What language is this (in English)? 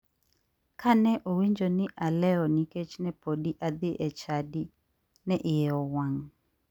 Luo (Kenya and Tanzania)